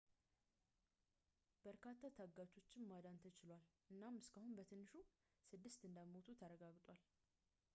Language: Amharic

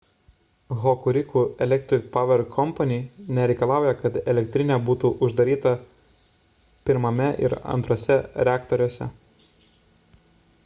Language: Lithuanian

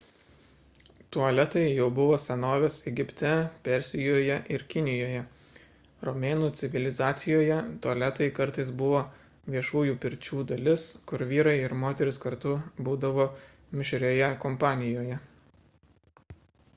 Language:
Lithuanian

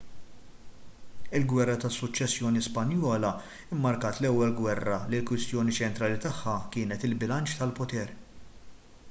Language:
Maltese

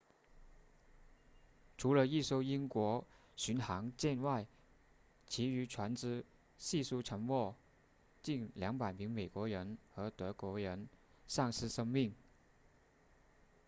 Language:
Chinese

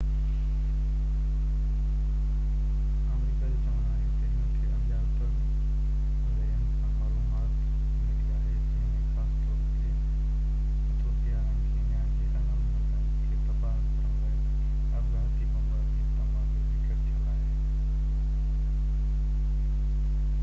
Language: Sindhi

